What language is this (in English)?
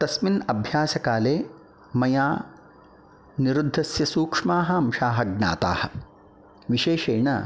Sanskrit